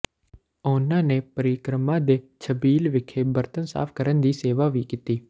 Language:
Punjabi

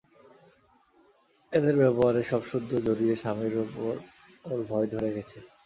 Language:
Bangla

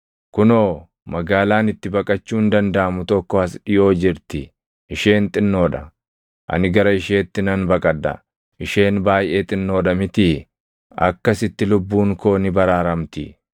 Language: Oromo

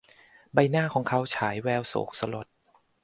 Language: Thai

